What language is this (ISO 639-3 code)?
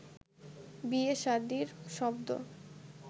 ben